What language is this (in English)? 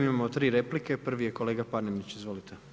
Croatian